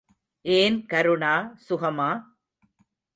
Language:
Tamil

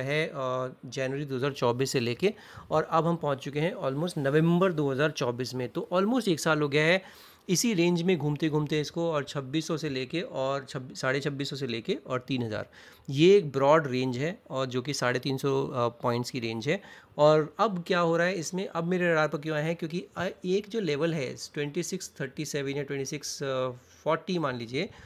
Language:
Hindi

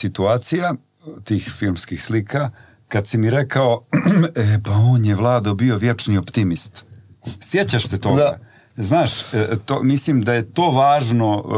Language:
Croatian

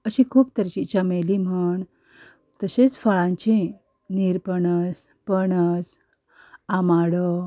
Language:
Konkani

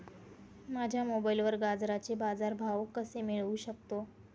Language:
Marathi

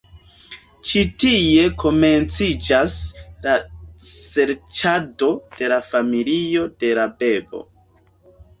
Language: Esperanto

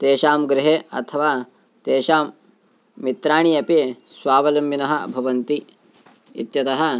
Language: Sanskrit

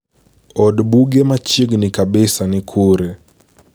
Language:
Luo (Kenya and Tanzania)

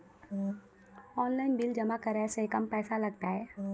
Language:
Maithili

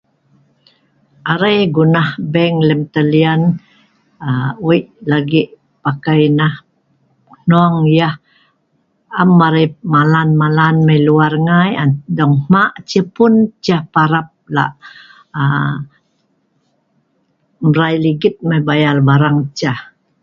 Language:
Sa'ban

